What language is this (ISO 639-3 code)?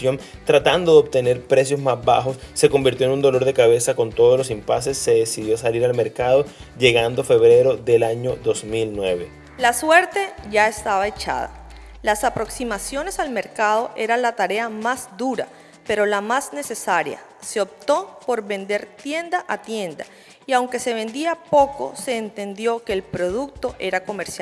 spa